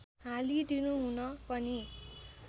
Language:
Nepali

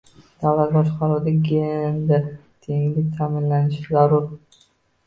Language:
Uzbek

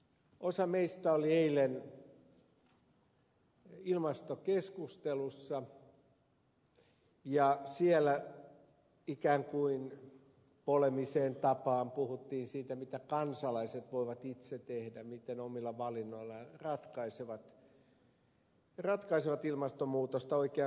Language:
Finnish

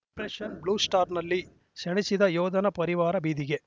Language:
Kannada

